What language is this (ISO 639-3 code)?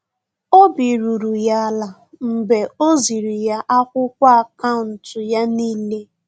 ibo